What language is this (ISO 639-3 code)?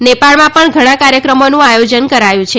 guj